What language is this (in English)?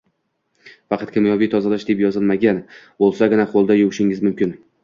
Uzbek